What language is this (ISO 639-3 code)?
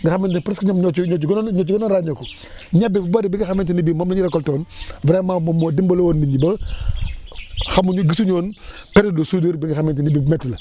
wol